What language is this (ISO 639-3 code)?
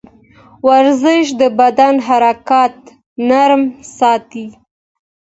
pus